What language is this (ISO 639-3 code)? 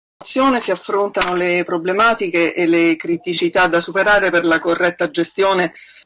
ita